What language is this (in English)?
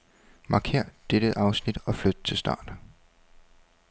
Danish